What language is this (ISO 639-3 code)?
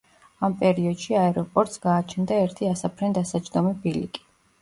kat